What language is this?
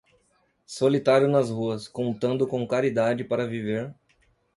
Portuguese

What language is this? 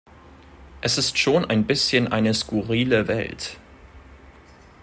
German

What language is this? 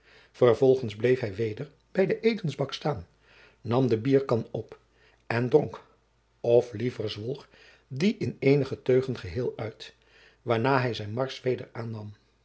Dutch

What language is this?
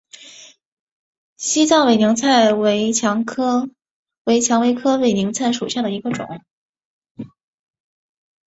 Chinese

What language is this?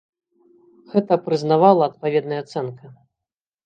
Belarusian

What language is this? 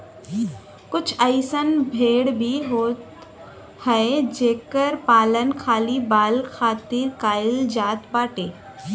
Bhojpuri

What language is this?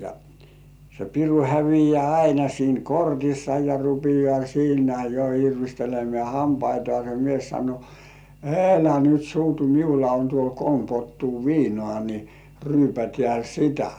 Finnish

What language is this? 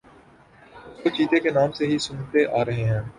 Urdu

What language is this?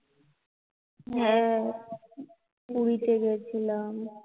Bangla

